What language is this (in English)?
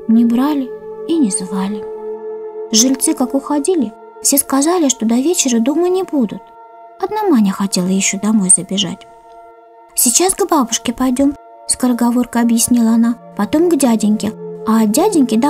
Russian